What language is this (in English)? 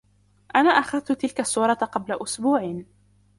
Arabic